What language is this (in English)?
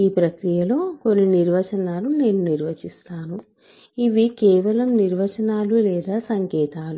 Telugu